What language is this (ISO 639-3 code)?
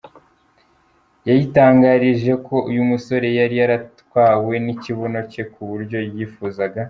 kin